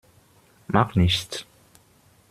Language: German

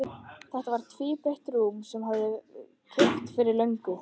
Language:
Icelandic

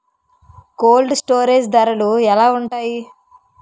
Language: Telugu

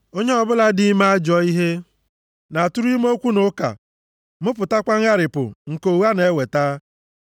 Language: Igbo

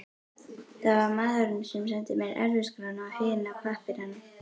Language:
Icelandic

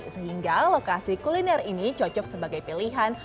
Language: Indonesian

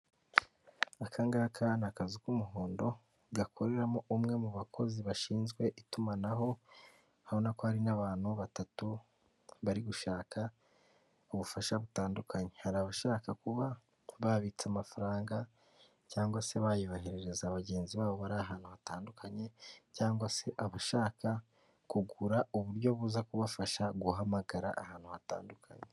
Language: Kinyarwanda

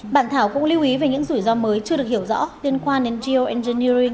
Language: Vietnamese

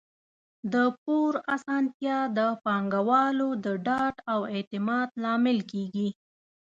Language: Pashto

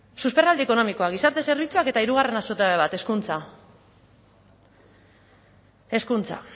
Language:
Basque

